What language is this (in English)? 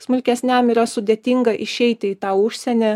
Lithuanian